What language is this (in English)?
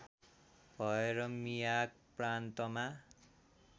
Nepali